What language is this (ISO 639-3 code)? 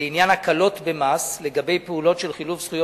heb